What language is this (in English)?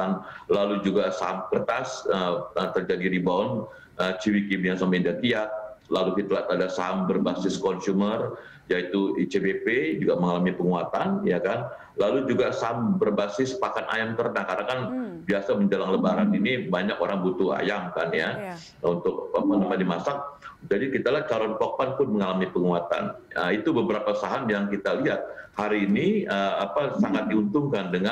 Indonesian